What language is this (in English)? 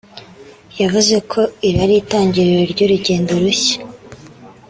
Kinyarwanda